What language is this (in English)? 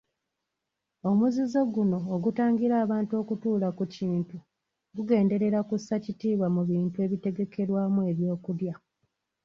Ganda